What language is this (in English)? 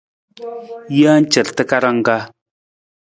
Nawdm